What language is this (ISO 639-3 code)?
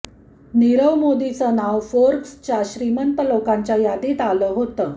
mar